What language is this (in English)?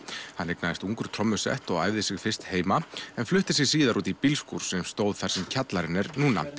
Icelandic